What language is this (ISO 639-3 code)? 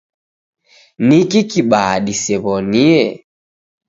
dav